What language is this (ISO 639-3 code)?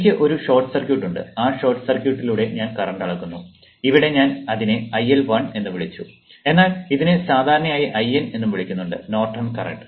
mal